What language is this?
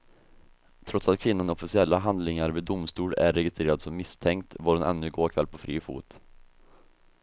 Swedish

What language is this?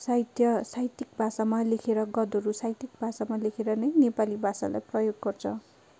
Nepali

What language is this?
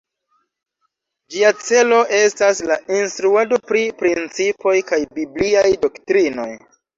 Esperanto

